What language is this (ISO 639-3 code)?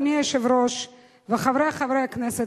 heb